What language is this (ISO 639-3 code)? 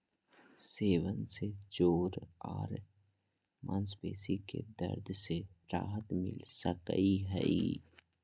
mag